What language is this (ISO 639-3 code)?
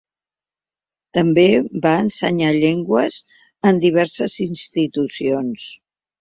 cat